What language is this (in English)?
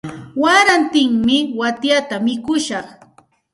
Santa Ana de Tusi Pasco Quechua